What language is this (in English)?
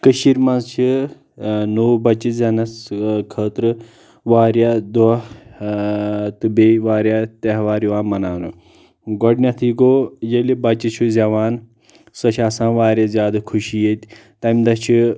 Kashmiri